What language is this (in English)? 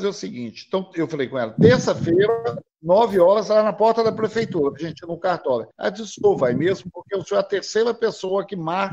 Portuguese